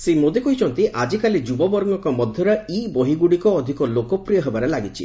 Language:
Odia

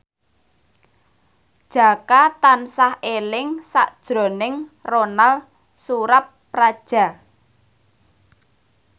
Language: Javanese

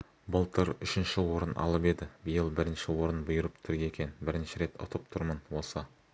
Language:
Kazakh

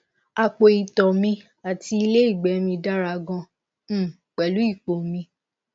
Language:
Yoruba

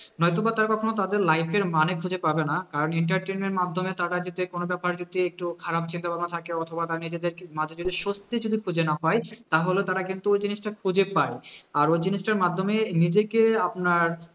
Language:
Bangla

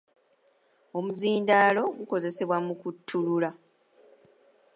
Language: Ganda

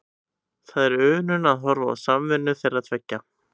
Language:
Icelandic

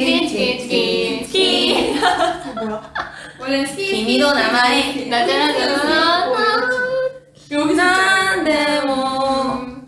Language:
Korean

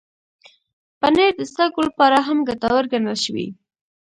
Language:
Pashto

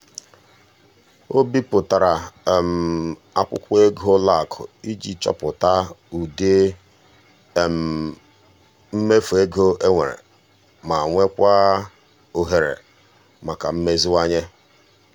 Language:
Igbo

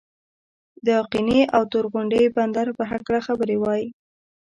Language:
Pashto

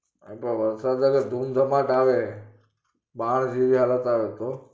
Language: Gujarati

